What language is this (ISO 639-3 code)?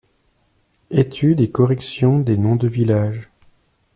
fra